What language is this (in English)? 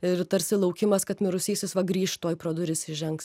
Lithuanian